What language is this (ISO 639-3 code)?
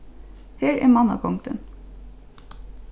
fao